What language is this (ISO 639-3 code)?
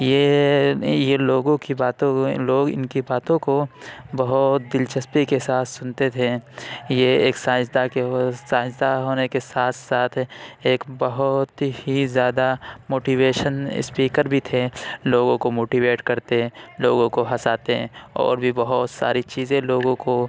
urd